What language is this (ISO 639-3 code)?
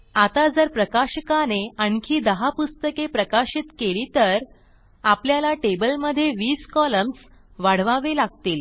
mar